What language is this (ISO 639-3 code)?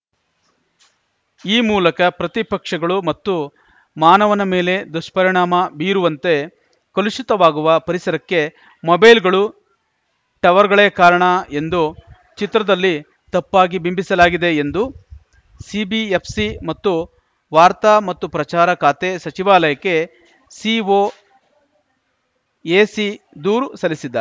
kan